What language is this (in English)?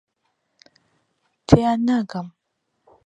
Central Kurdish